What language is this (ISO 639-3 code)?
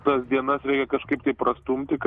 lit